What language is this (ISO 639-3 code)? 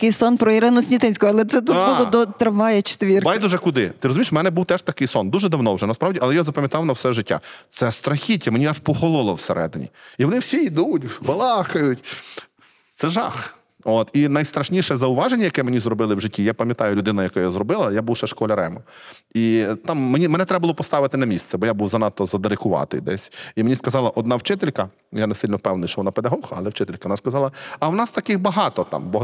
ukr